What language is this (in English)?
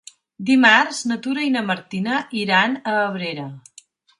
Catalan